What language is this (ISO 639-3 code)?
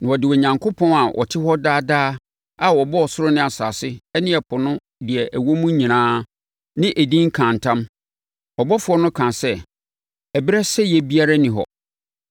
aka